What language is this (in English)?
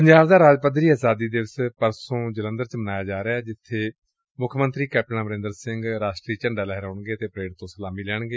Punjabi